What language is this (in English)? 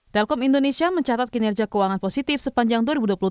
Indonesian